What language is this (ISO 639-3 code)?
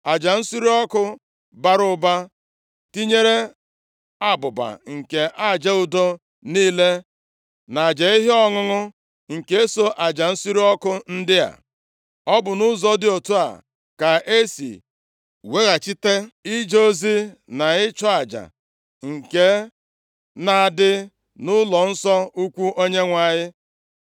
ibo